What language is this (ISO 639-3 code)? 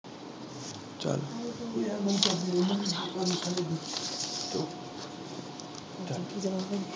pan